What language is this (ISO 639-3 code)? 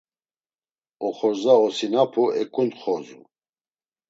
lzz